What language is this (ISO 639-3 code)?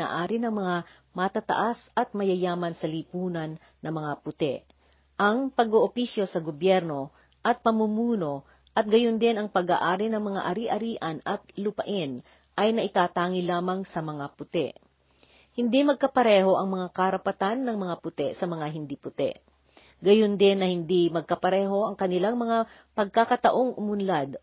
fil